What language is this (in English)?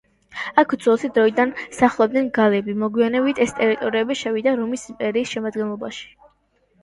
Georgian